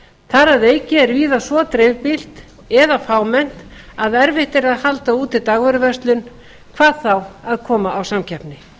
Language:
Icelandic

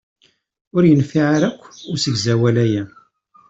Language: Kabyle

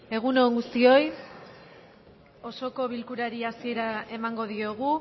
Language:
Basque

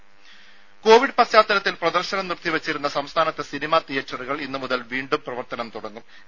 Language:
Malayalam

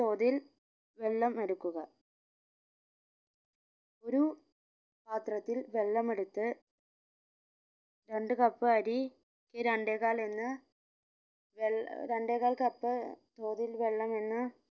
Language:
Malayalam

